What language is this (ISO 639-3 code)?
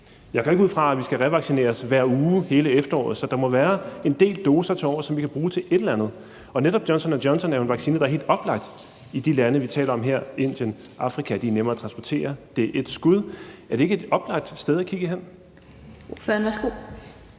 dan